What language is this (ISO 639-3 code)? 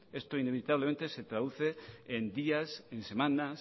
spa